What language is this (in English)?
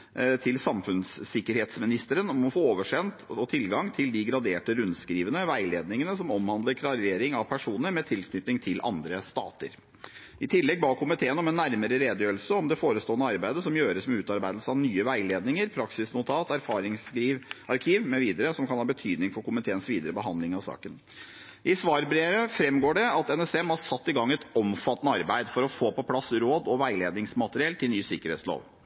Norwegian Bokmål